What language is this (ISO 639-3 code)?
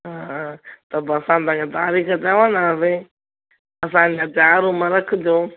snd